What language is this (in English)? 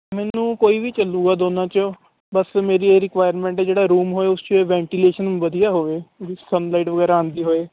Punjabi